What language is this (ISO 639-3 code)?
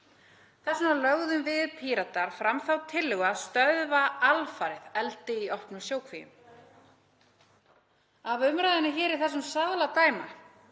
isl